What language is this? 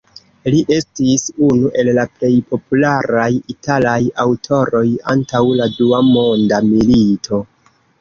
Esperanto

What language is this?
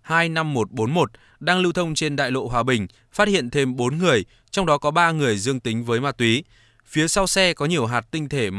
Vietnamese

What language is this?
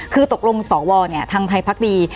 Thai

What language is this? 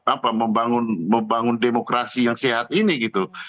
Indonesian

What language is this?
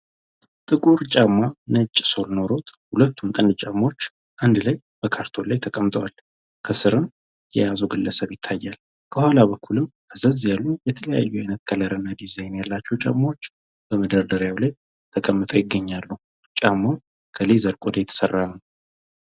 Amharic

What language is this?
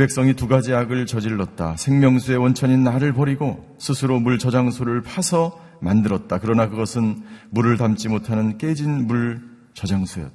Korean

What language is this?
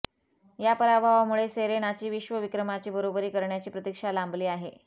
Marathi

